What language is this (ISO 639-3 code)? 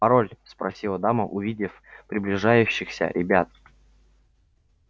rus